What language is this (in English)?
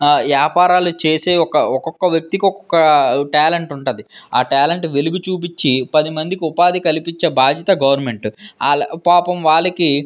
Telugu